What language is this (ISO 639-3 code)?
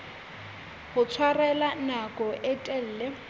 sot